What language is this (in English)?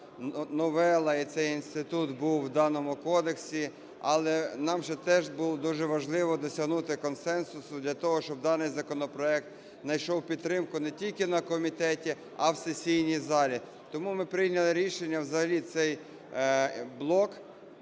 Ukrainian